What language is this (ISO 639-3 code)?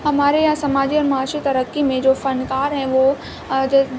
urd